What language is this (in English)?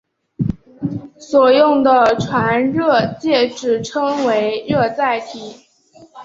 Chinese